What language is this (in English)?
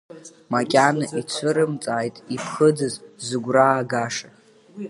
Abkhazian